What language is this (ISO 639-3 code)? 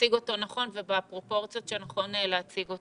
heb